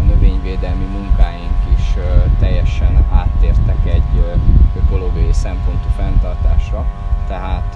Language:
Hungarian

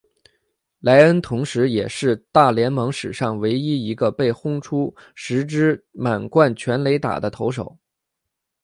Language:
Chinese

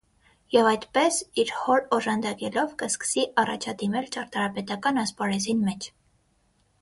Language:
Armenian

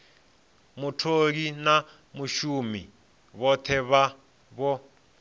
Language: Venda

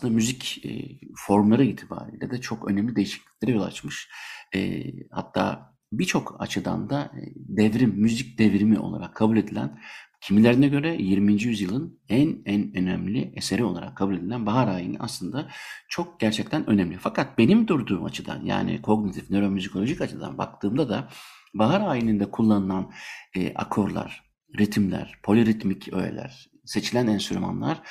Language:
Turkish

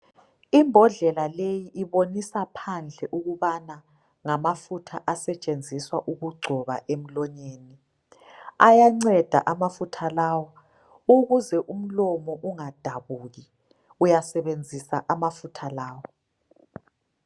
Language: North Ndebele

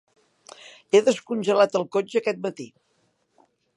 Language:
Catalan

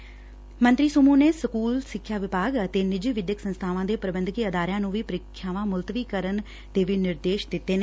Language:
Punjabi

